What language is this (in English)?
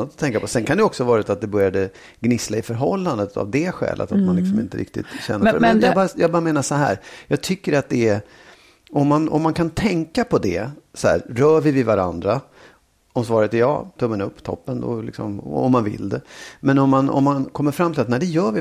Swedish